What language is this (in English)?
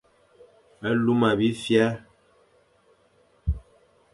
Fang